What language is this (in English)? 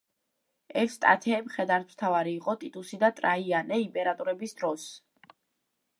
Georgian